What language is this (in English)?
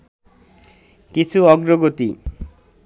Bangla